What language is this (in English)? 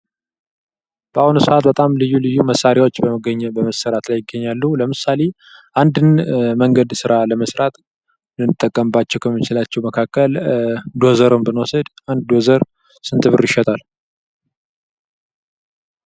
Amharic